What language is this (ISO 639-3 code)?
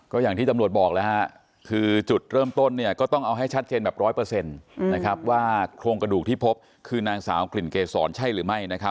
tha